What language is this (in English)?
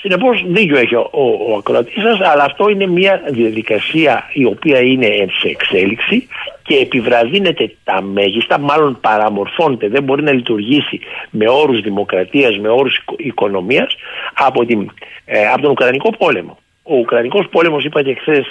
Greek